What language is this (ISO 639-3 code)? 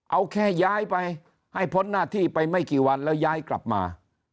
tha